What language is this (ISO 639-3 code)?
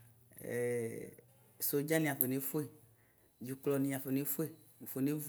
kpo